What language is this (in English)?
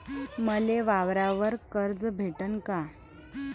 Marathi